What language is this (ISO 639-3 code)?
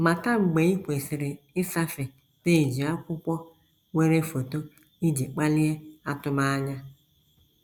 ibo